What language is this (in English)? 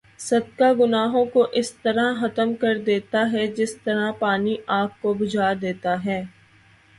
Urdu